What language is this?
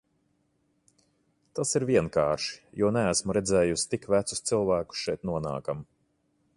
Latvian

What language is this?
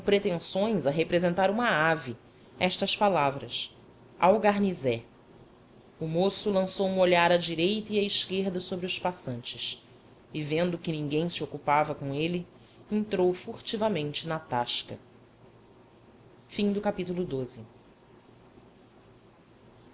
Portuguese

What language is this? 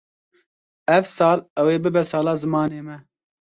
Kurdish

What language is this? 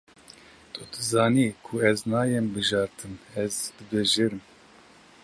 Kurdish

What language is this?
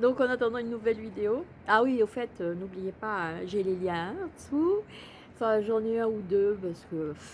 French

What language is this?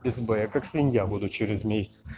Russian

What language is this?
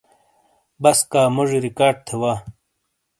Shina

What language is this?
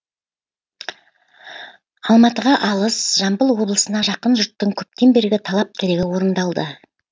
Kazakh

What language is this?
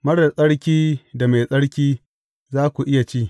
Hausa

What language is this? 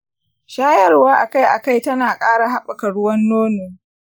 Hausa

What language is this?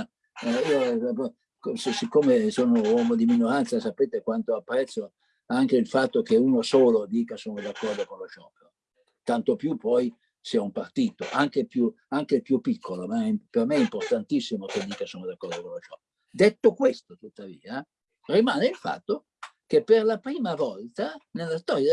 Italian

